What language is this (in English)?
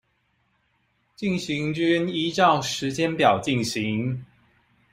Chinese